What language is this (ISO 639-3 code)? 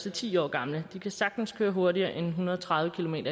dan